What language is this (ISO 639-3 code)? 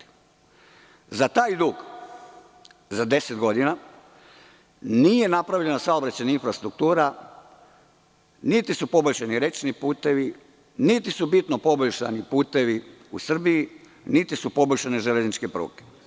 srp